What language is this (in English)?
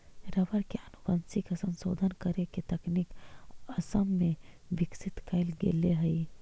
Magahi